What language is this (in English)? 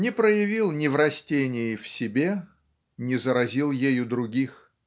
Russian